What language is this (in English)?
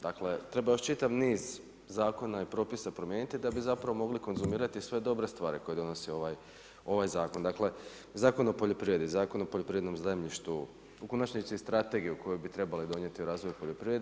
Croatian